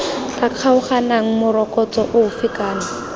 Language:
Tswana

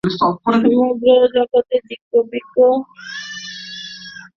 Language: Bangla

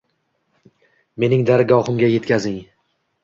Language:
Uzbek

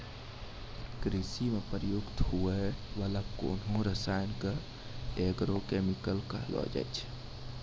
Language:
Maithili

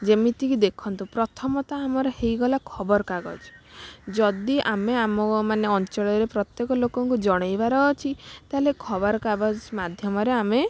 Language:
Odia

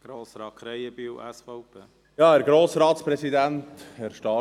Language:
Swiss German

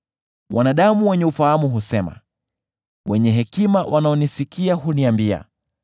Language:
Swahili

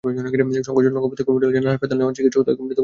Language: Bangla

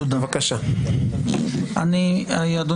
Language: Hebrew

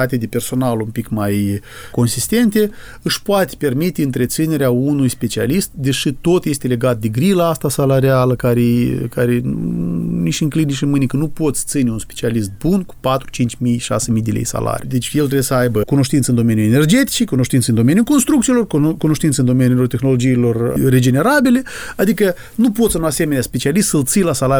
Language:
Romanian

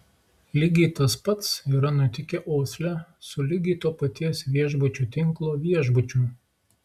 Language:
Lithuanian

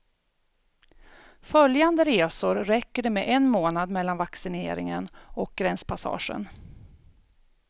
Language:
Swedish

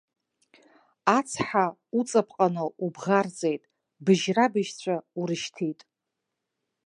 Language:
Abkhazian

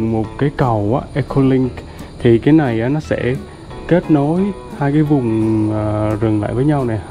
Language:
Vietnamese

